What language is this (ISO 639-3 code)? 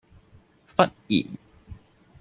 yue